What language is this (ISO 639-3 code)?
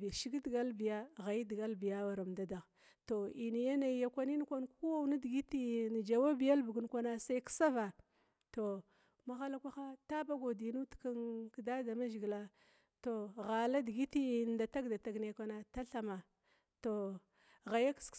glw